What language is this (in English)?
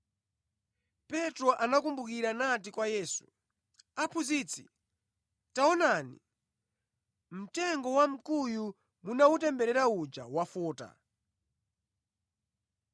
Nyanja